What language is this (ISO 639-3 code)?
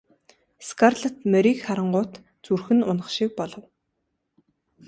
mon